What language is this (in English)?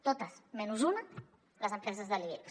Catalan